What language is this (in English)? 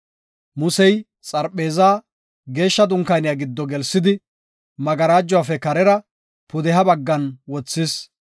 Gofa